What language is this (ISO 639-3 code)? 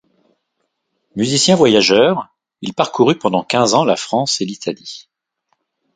fra